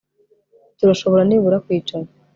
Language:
Kinyarwanda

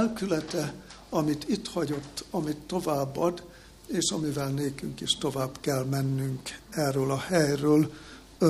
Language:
Hungarian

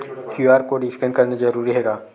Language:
Chhattisgarhi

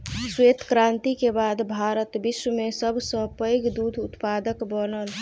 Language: Maithili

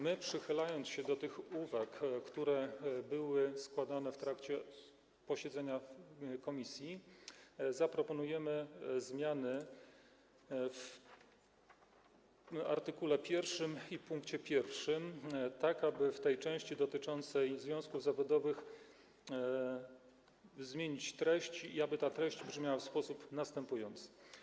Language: Polish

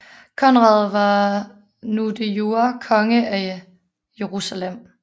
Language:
Danish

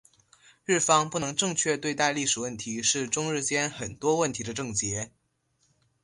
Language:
Chinese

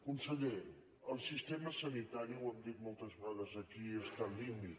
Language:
Catalan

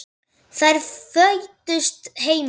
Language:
Icelandic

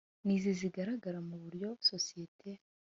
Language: Kinyarwanda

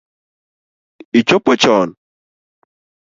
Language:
Luo (Kenya and Tanzania)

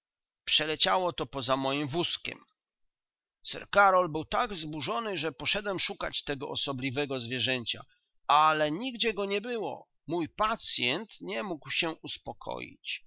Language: Polish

